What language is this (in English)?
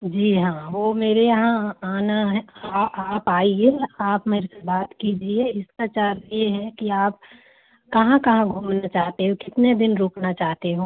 Hindi